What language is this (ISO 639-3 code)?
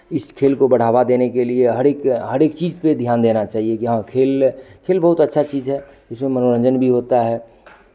hin